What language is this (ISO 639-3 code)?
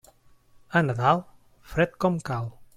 cat